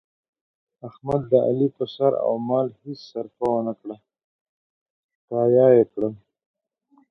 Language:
Pashto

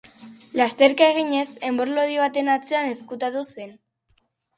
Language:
Basque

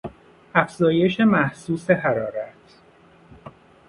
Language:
Persian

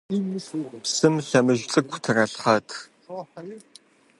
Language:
Kabardian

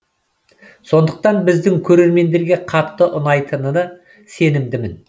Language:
Kazakh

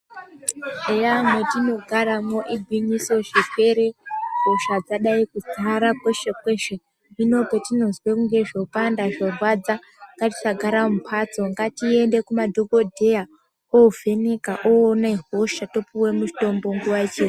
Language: Ndau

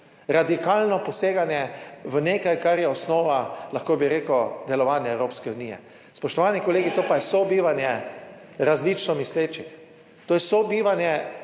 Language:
Slovenian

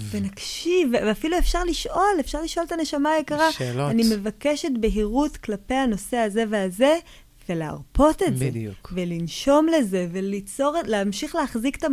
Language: Hebrew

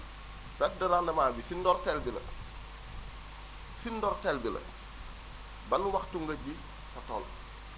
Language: Wolof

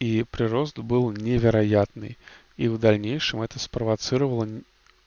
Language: Russian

